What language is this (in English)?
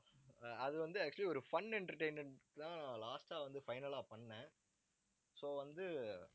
Tamil